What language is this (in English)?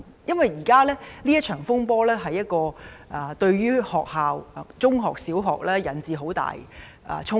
Cantonese